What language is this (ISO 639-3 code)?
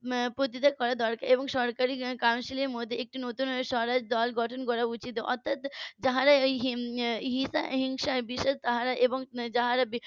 ben